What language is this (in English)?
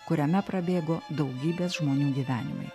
Lithuanian